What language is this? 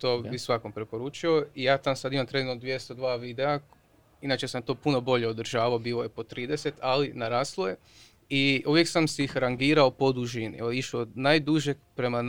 Croatian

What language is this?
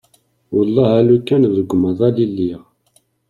Kabyle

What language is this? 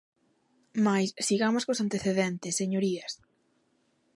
Galician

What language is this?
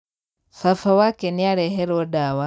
Kikuyu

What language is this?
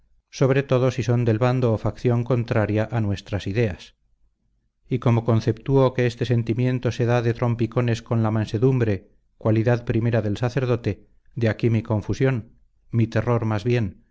Spanish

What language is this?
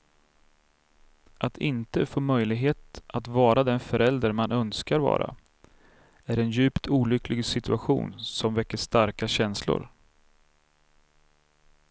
Swedish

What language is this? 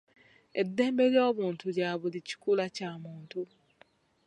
Ganda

